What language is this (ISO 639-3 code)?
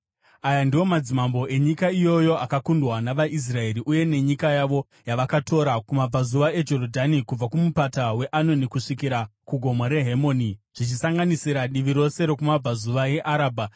sna